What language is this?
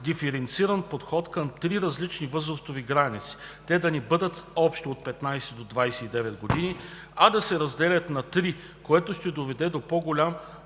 Bulgarian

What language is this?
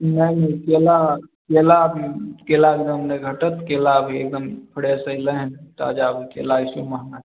Maithili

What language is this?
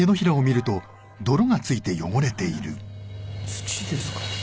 Japanese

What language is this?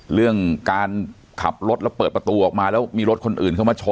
Thai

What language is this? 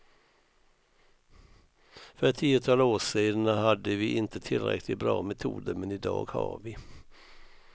Swedish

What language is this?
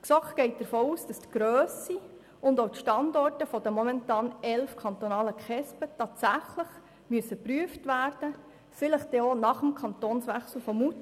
Swiss German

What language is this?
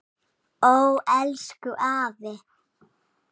Icelandic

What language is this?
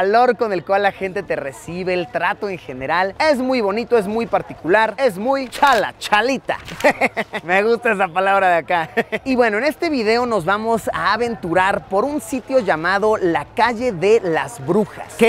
Spanish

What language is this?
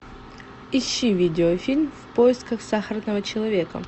Russian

